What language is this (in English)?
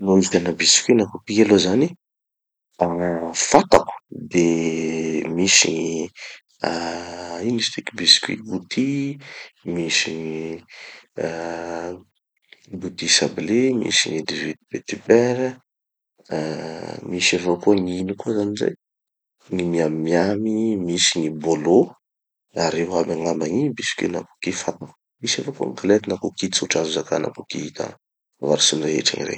Tanosy Malagasy